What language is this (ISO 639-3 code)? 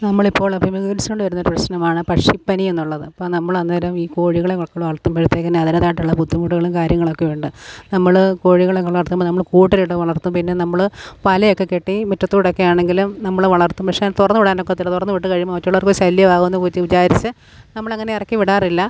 mal